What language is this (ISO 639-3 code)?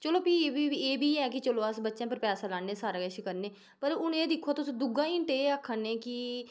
doi